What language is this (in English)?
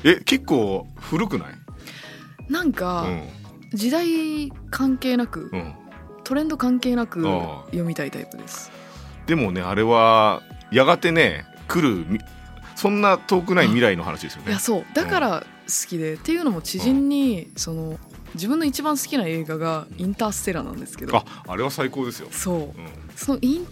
Japanese